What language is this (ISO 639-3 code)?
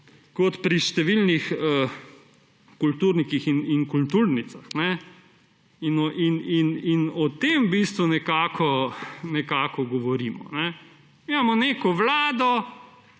slv